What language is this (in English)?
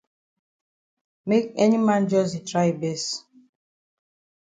Cameroon Pidgin